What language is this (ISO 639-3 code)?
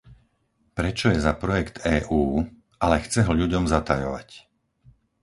slk